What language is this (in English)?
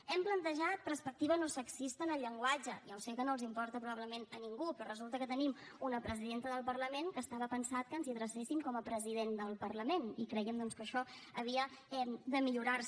Catalan